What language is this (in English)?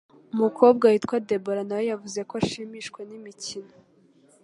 Kinyarwanda